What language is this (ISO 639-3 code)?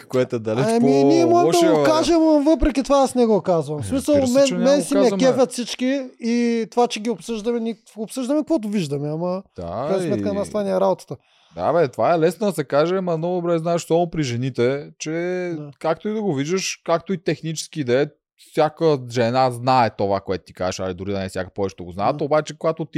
bul